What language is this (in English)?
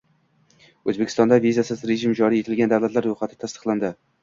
Uzbek